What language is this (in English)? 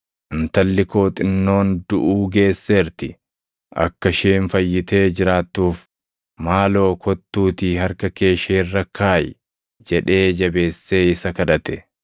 Oromo